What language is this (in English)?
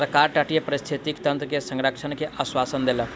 Maithili